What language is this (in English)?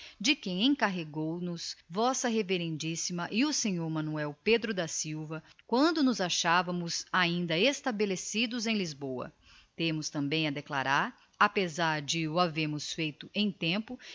Portuguese